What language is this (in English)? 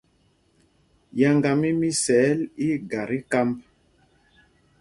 Mpumpong